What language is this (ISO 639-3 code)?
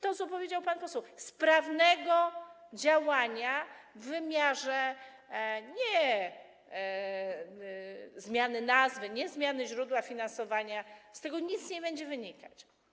pol